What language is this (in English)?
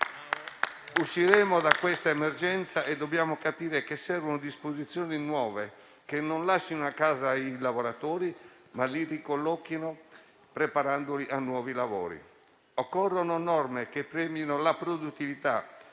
Italian